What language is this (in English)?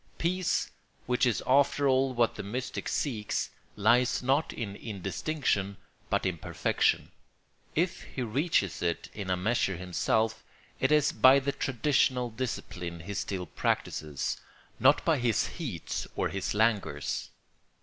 English